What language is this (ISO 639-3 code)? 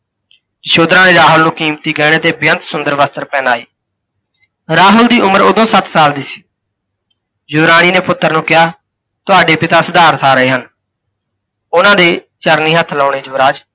pan